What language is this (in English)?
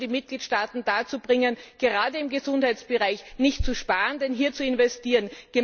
German